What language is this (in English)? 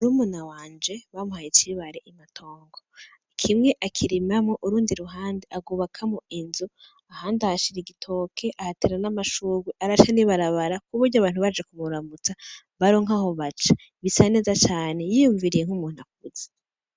Rundi